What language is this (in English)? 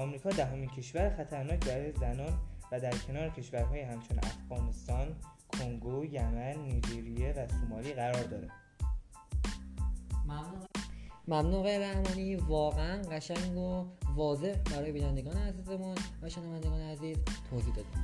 Persian